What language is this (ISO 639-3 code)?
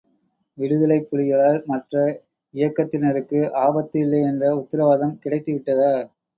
tam